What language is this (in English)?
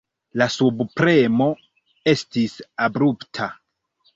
Esperanto